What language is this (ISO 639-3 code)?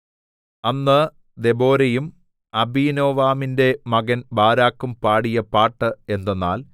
mal